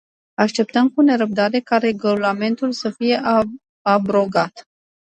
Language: Romanian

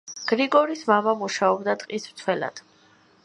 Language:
Georgian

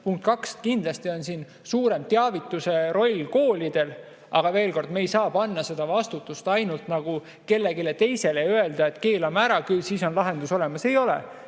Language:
Estonian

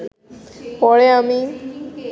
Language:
Bangla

